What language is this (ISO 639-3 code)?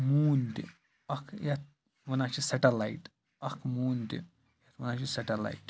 kas